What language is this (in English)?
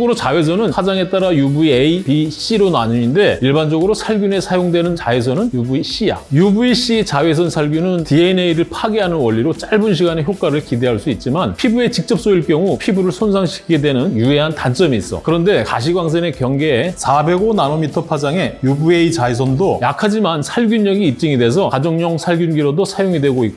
Korean